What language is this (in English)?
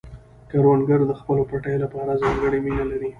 Pashto